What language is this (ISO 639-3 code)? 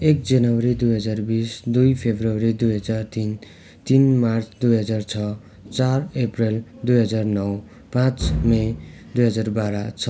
nep